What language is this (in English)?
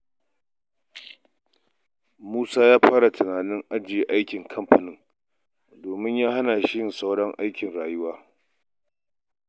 Hausa